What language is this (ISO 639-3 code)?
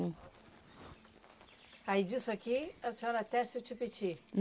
por